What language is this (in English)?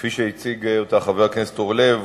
Hebrew